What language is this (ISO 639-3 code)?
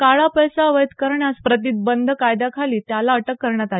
mar